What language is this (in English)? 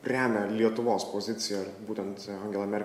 Lithuanian